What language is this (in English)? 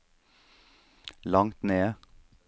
Norwegian